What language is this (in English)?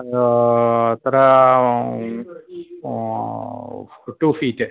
Sanskrit